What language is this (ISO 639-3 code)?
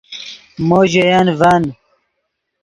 ydg